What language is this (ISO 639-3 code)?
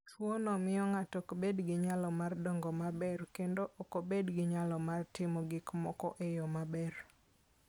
luo